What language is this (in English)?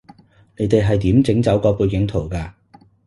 Cantonese